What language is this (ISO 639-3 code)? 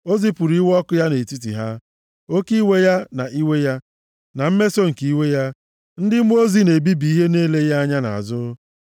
ibo